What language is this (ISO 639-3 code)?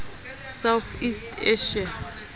sot